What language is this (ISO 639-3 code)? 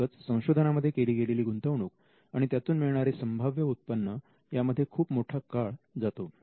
mar